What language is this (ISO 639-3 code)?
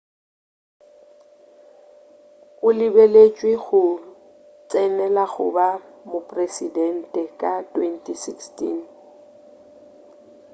nso